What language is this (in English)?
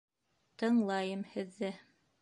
Bashkir